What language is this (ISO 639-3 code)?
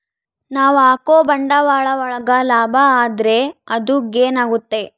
kan